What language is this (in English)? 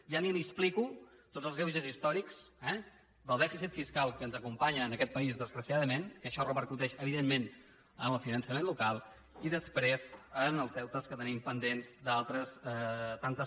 Catalan